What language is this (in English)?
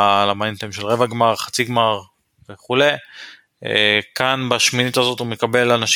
Hebrew